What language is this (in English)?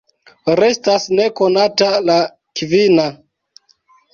Esperanto